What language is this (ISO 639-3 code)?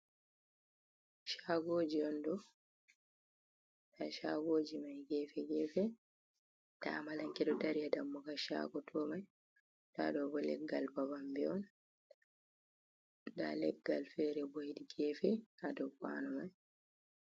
ful